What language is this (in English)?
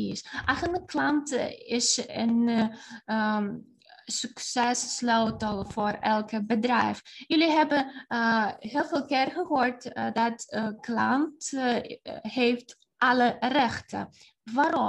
Dutch